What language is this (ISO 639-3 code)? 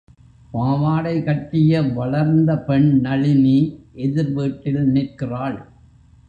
tam